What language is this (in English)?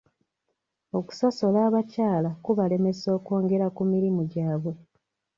Ganda